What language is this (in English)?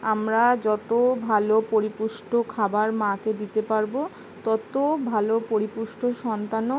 Bangla